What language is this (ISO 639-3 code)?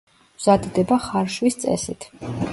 kat